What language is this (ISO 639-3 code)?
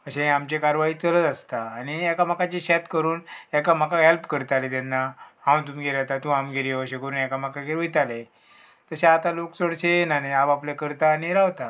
kok